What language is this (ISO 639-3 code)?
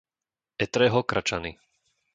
slk